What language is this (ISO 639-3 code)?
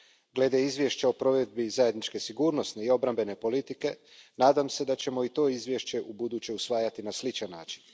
hrv